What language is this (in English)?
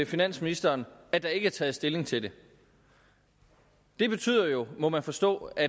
Danish